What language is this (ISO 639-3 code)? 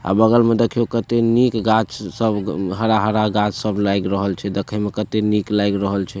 mai